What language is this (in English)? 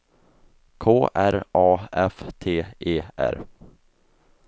Swedish